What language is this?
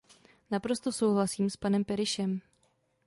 Czech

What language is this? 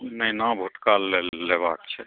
Maithili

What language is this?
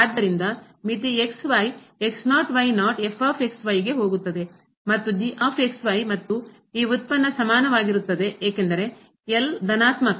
Kannada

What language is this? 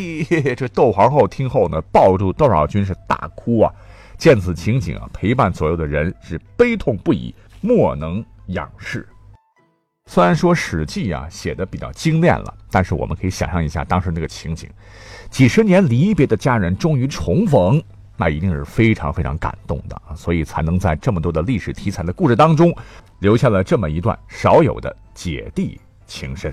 Chinese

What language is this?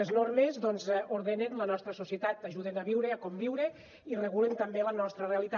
Catalan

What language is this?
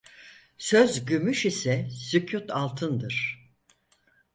Turkish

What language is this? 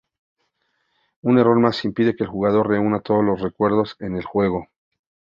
Spanish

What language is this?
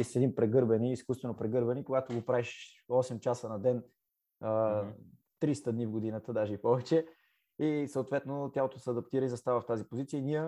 Bulgarian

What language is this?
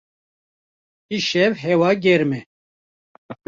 Kurdish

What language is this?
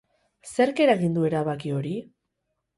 Basque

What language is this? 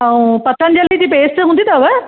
Sindhi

